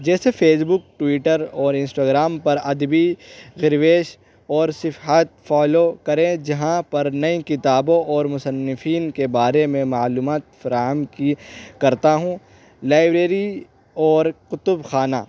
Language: Urdu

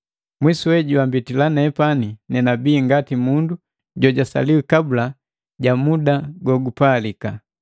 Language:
Matengo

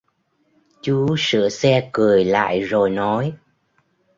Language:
Vietnamese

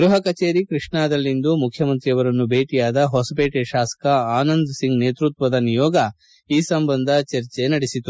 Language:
Kannada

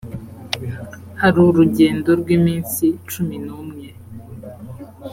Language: Kinyarwanda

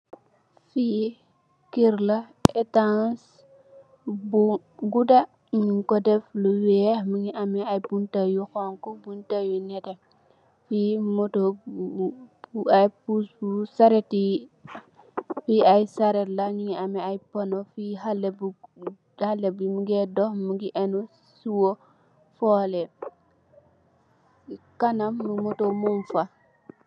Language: Wolof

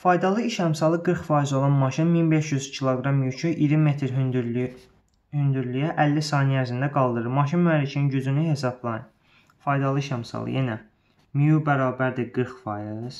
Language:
Turkish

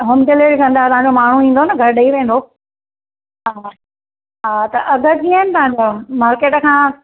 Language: Sindhi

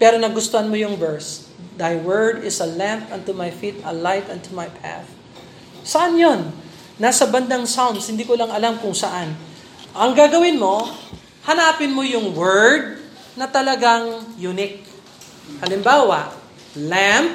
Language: Filipino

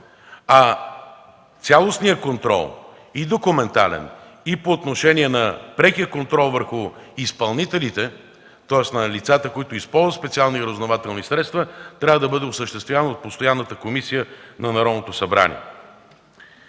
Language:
Bulgarian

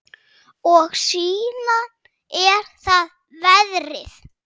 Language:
Icelandic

